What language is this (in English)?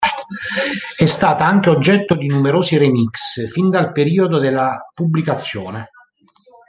Italian